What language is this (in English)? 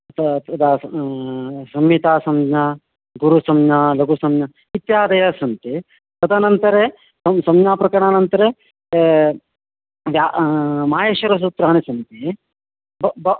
Sanskrit